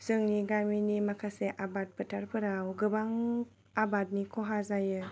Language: Bodo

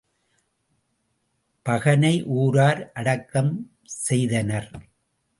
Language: Tamil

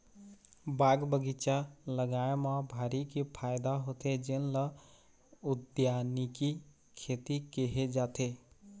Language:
Chhattisgarhi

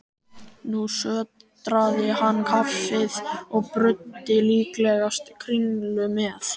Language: Icelandic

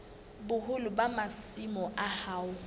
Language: Southern Sotho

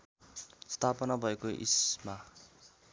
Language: Nepali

